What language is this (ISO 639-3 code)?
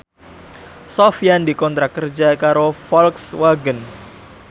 jav